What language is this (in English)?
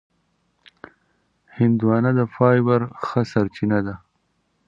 Pashto